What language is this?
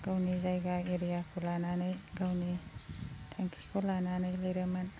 Bodo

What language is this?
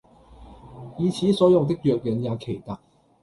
Cantonese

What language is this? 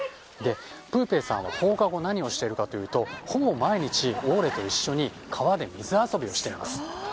Japanese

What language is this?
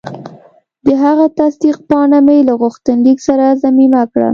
Pashto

